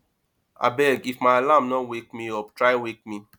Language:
Nigerian Pidgin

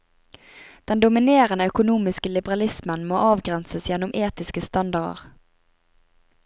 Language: Norwegian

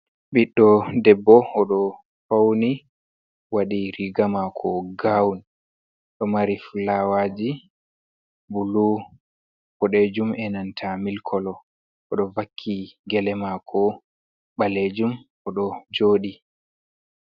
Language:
Fula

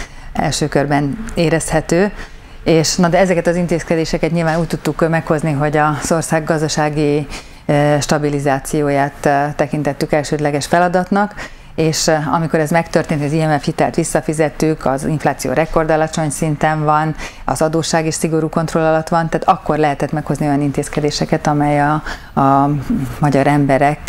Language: Hungarian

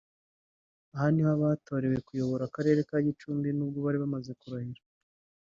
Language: Kinyarwanda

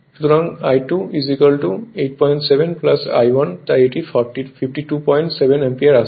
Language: Bangla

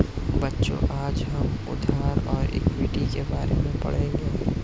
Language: Hindi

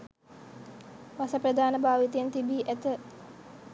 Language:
Sinhala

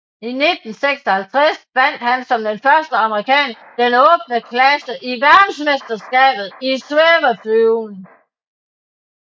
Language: Danish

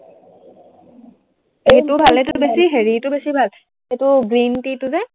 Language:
Assamese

